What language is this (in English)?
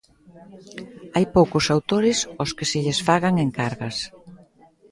Galician